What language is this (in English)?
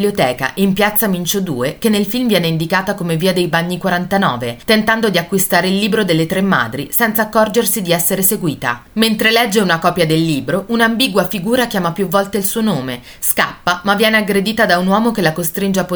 Italian